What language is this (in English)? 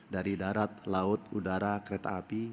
Indonesian